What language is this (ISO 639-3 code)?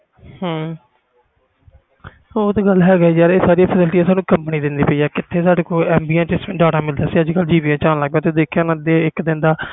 pan